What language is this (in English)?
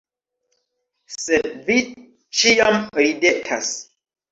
Esperanto